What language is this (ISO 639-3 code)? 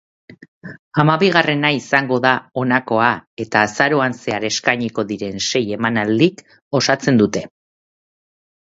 eus